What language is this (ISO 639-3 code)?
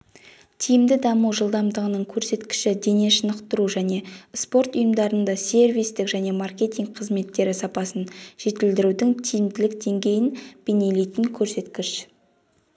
kaz